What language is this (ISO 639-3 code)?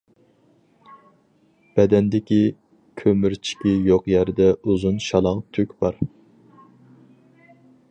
uig